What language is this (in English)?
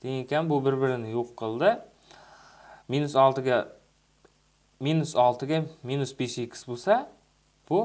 Turkish